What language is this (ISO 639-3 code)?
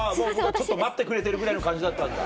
jpn